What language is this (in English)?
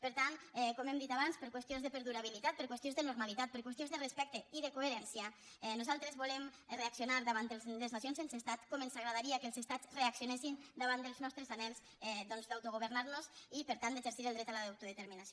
Catalan